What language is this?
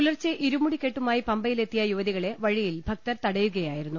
Malayalam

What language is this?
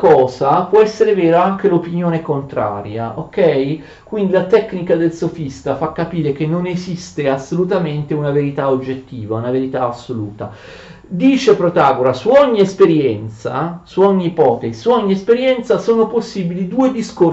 Italian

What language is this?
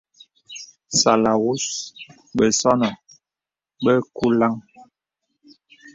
Bebele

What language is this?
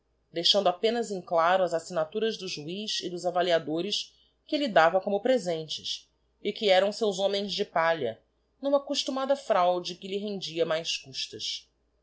Portuguese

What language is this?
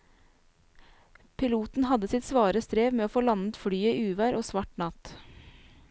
Norwegian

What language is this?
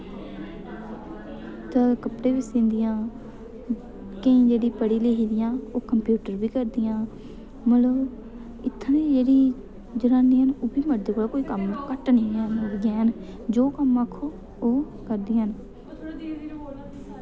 Dogri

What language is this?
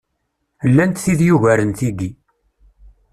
Kabyle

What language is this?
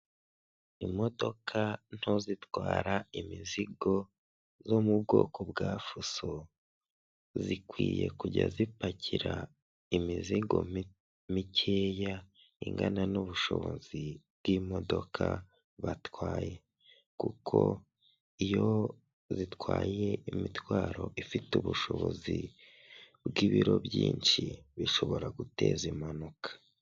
Kinyarwanda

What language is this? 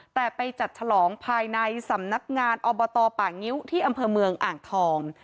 Thai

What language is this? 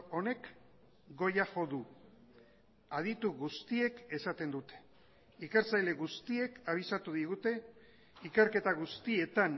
Basque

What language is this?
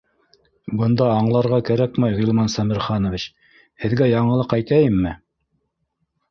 Bashkir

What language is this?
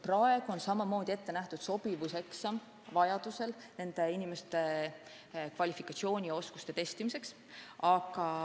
Estonian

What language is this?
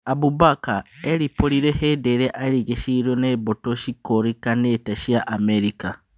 Kikuyu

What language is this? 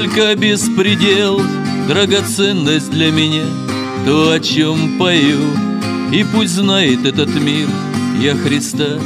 Russian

